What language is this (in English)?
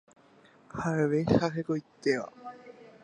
Guarani